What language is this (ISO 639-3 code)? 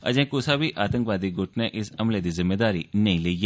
doi